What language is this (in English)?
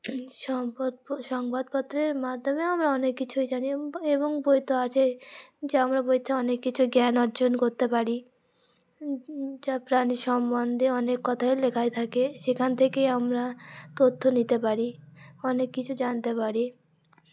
Bangla